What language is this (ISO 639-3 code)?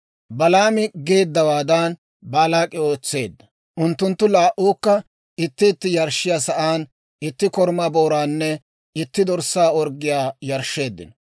dwr